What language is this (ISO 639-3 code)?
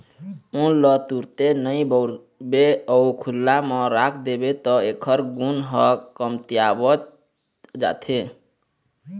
hne